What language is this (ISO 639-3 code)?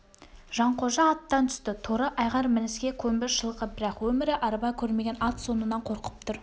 kaz